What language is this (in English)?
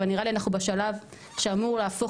Hebrew